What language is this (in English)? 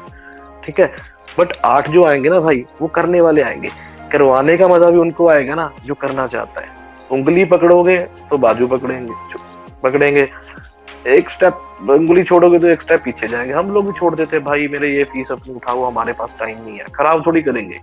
Hindi